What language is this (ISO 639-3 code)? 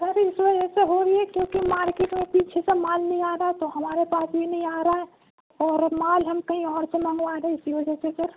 urd